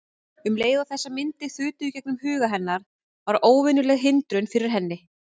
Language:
Icelandic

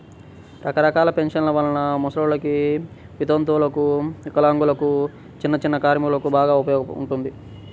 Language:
Telugu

